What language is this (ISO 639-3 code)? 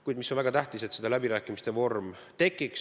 est